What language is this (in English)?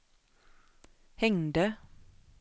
Swedish